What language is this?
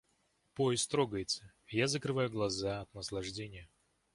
Russian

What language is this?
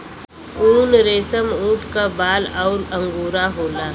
Bhojpuri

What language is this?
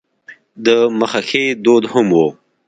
Pashto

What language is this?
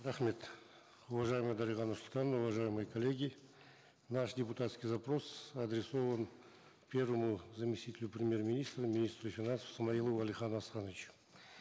Kazakh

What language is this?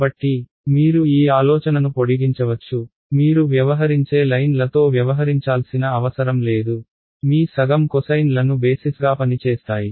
Telugu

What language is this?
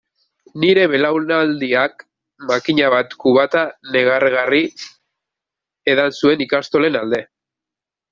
Basque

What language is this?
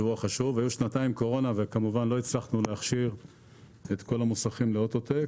Hebrew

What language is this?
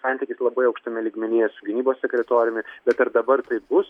Lithuanian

